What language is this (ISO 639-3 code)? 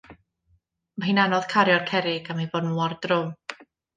cym